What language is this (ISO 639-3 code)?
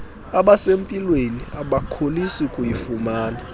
xho